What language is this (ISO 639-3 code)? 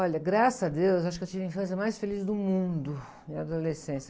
por